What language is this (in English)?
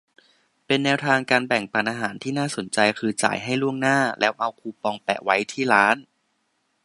Thai